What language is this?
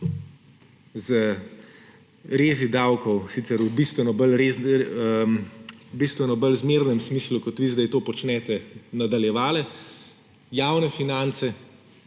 Slovenian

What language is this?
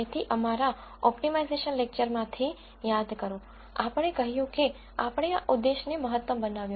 Gujarati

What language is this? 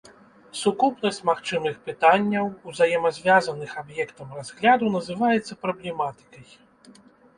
Belarusian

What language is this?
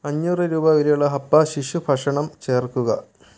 Malayalam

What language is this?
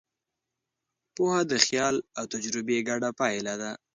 Pashto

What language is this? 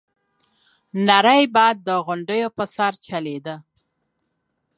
Pashto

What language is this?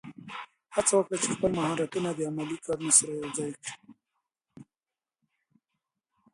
Pashto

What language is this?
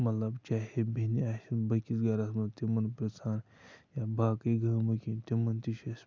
Kashmiri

